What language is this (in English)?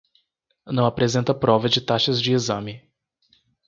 Portuguese